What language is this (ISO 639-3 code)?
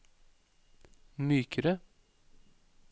nor